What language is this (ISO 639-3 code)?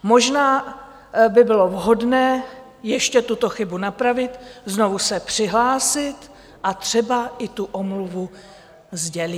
ces